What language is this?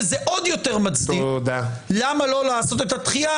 Hebrew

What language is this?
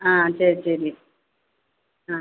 Tamil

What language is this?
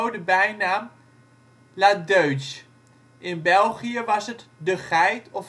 Dutch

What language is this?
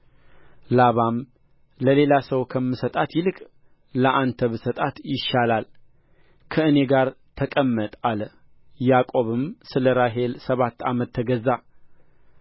Amharic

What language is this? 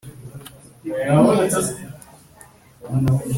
Kinyarwanda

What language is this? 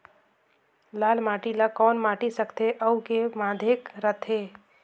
Chhattisgarhi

